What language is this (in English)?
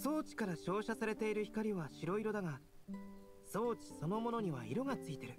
Japanese